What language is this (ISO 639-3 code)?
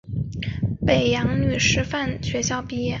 zho